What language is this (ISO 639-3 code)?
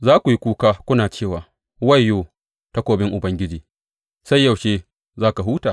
hau